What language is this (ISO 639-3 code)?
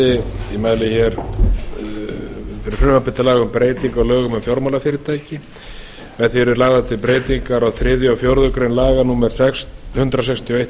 isl